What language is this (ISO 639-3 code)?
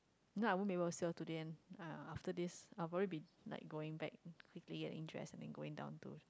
eng